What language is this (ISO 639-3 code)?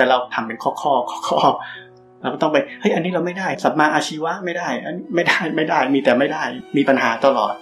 tha